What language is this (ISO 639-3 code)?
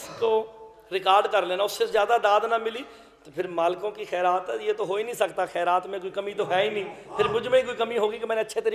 hin